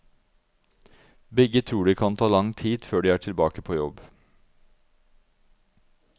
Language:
Norwegian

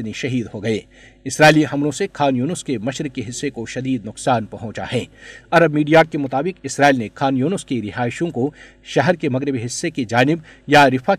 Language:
Urdu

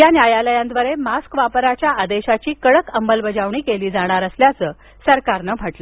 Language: Marathi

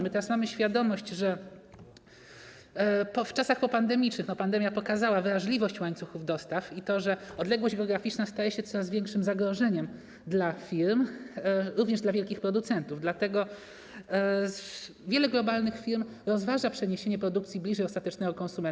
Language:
Polish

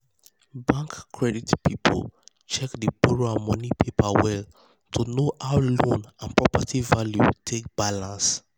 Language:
Nigerian Pidgin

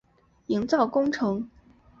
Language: Chinese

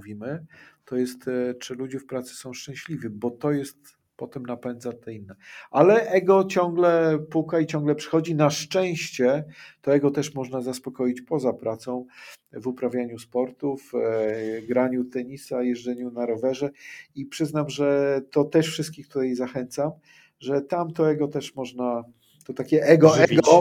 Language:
Polish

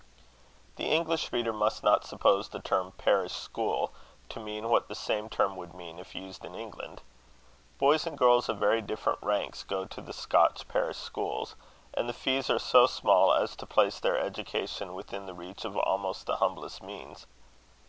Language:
English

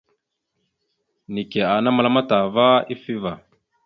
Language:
Mada (Cameroon)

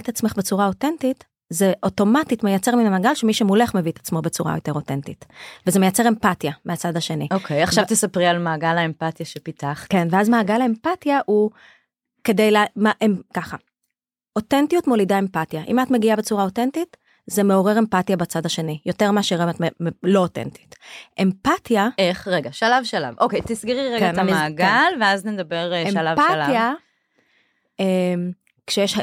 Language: Hebrew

